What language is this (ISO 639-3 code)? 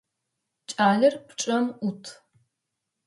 ady